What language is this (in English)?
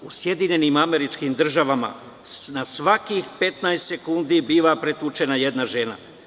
Serbian